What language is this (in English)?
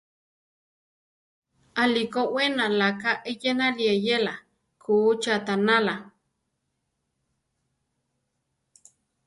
Central Tarahumara